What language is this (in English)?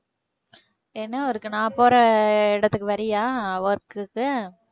Tamil